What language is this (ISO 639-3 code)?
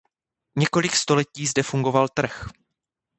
ces